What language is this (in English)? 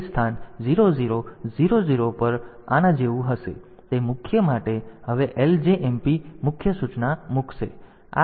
Gujarati